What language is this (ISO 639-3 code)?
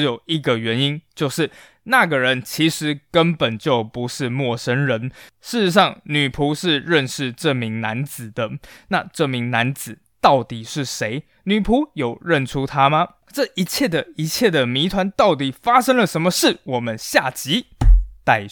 zho